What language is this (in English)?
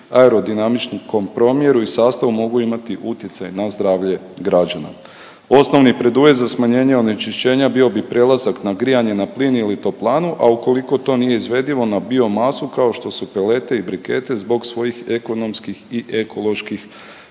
Croatian